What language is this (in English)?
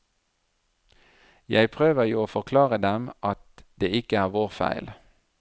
Norwegian